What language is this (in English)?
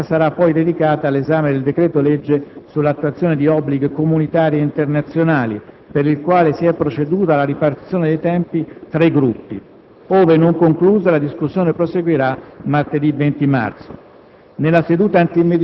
Italian